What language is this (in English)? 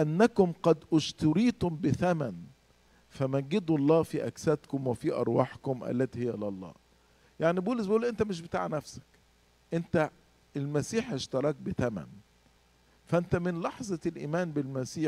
Arabic